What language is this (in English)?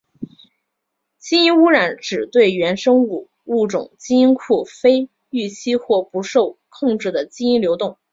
Chinese